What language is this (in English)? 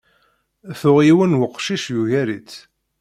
Kabyle